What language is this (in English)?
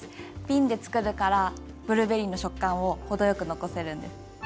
Japanese